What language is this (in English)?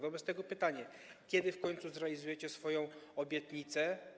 Polish